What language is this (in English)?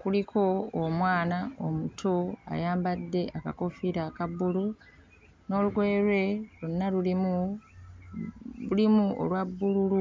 Ganda